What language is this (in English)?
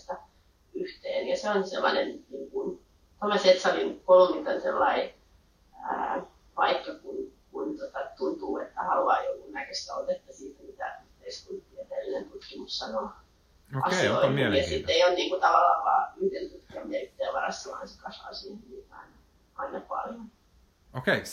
Finnish